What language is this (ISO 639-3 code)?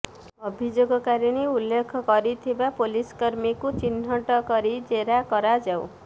ori